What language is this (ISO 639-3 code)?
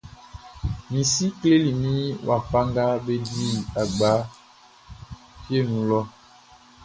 bci